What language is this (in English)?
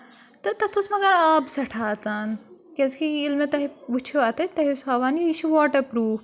Kashmiri